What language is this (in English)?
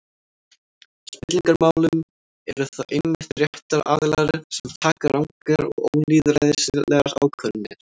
Icelandic